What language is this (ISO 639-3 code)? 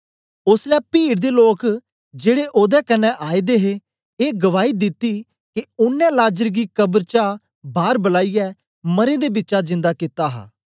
doi